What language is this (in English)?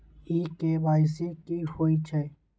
Maithili